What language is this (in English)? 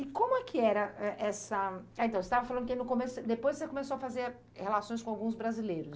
Portuguese